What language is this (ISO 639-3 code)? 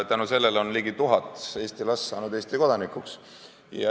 est